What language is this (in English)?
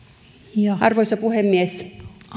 Finnish